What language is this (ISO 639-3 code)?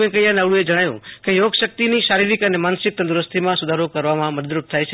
guj